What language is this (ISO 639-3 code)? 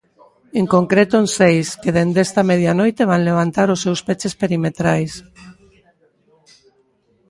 glg